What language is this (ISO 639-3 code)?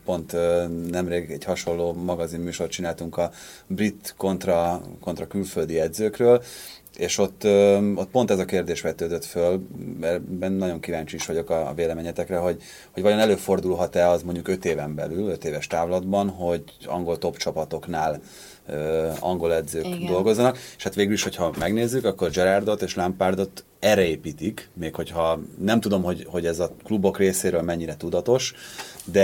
hun